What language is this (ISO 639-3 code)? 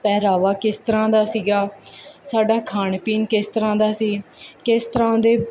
pan